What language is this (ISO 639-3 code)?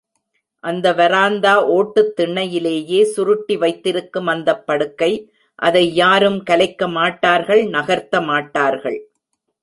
tam